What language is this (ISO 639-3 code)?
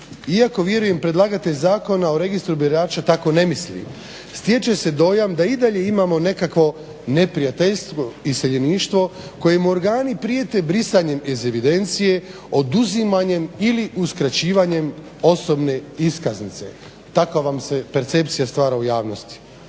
hrv